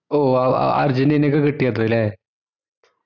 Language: Malayalam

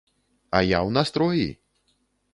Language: Belarusian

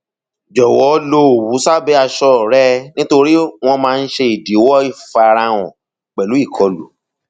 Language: Yoruba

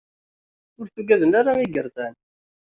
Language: Kabyle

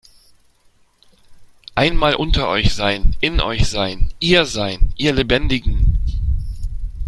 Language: German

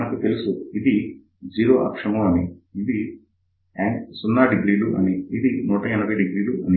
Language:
Telugu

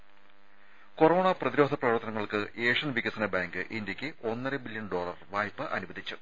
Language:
Malayalam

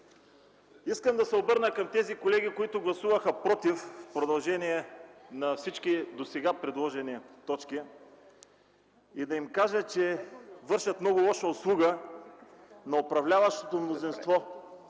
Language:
Bulgarian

